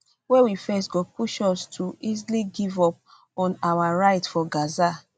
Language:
Nigerian Pidgin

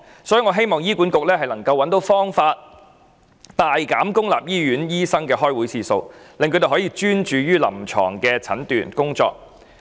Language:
Cantonese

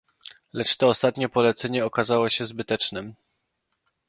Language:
Polish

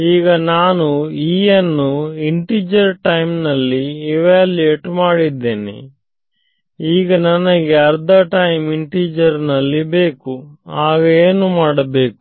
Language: Kannada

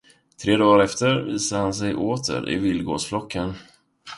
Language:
Swedish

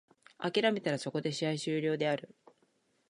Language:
Japanese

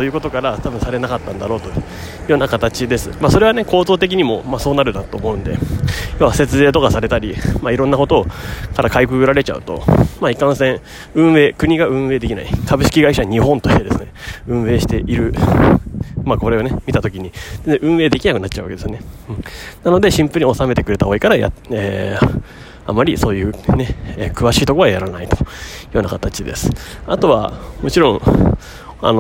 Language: Japanese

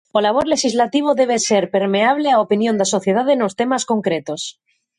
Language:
Galician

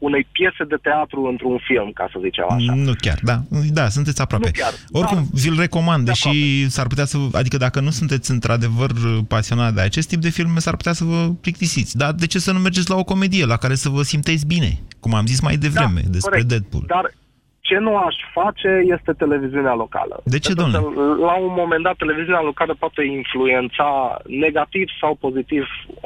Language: Romanian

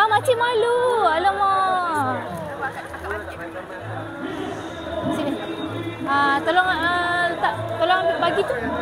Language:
Malay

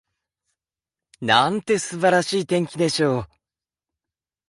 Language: Japanese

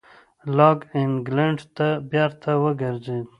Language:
Pashto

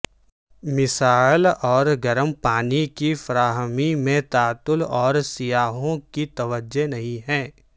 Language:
Urdu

